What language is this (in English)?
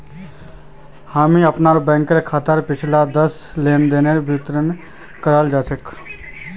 Magahi